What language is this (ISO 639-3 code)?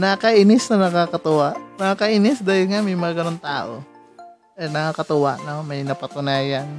fil